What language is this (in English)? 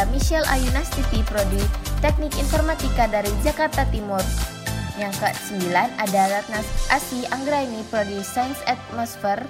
Indonesian